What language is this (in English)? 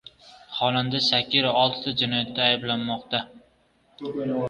Uzbek